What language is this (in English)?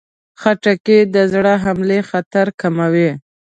Pashto